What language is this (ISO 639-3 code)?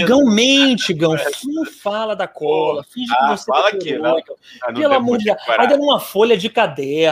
por